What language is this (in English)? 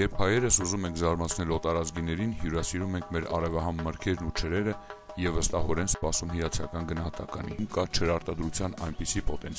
Romanian